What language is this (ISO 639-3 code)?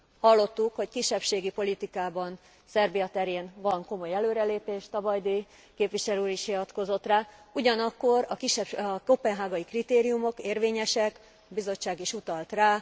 hun